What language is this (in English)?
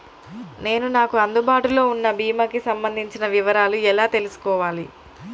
Telugu